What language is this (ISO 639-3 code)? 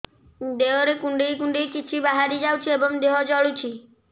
ori